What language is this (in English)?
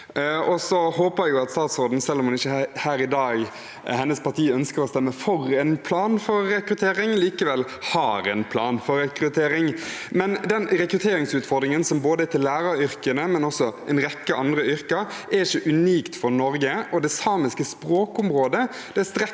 Norwegian